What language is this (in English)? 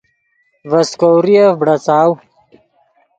Yidgha